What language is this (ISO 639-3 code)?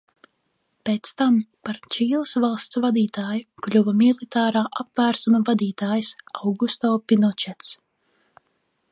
lav